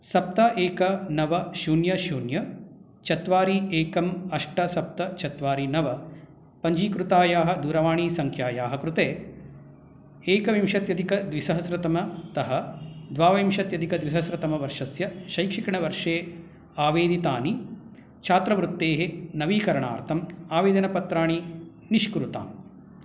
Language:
Sanskrit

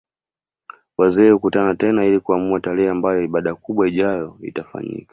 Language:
Swahili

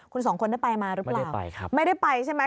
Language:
Thai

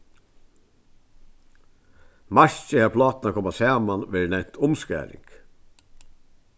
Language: Faroese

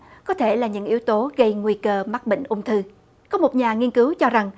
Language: Vietnamese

